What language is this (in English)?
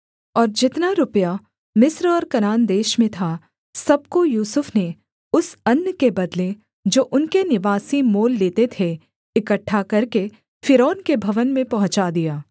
Hindi